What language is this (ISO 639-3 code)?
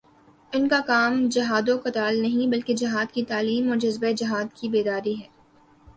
urd